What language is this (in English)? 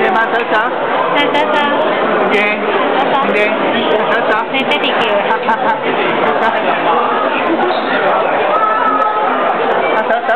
Greek